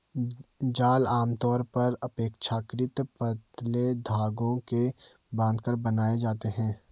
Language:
Hindi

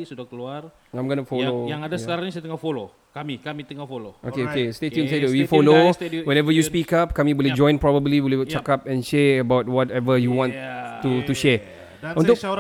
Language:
Malay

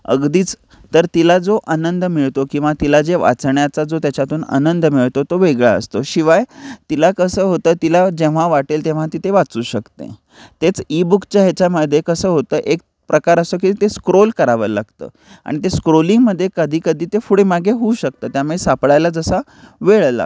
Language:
Marathi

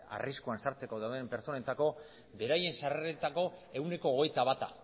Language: Basque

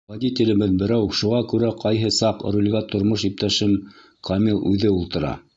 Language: Bashkir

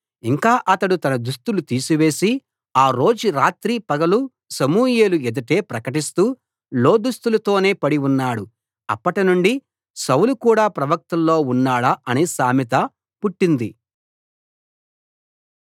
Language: Telugu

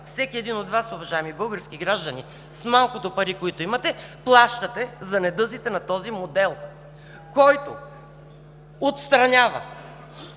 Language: Bulgarian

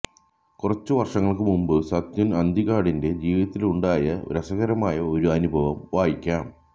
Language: Malayalam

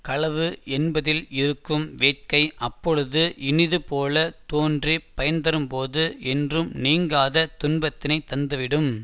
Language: Tamil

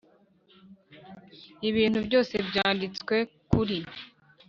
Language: Kinyarwanda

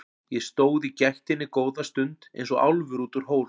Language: Icelandic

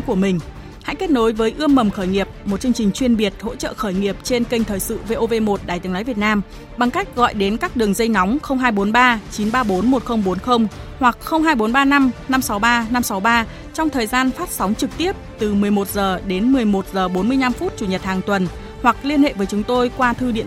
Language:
Vietnamese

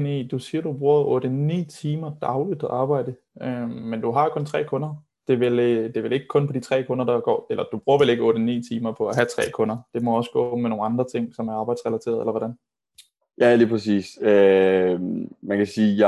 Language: Danish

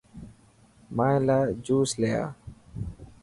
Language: Dhatki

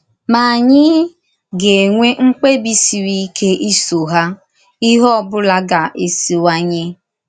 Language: Igbo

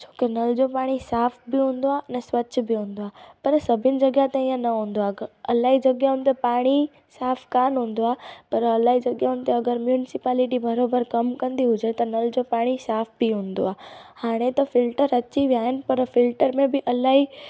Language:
Sindhi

